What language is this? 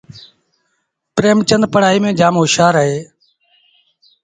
Sindhi Bhil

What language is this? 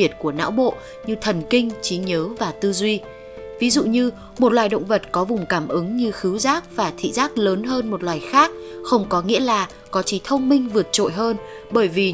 Vietnamese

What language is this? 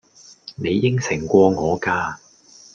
Cantonese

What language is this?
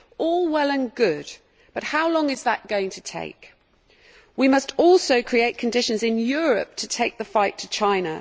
English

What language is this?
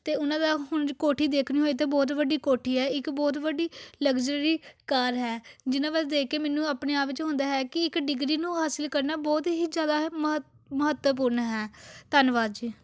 Punjabi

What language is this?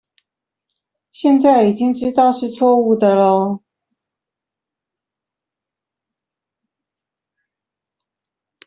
Chinese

